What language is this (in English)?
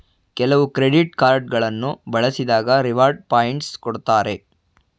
Kannada